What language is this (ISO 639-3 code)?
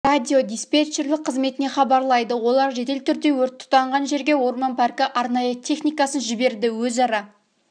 kaz